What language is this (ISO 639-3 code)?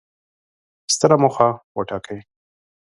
pus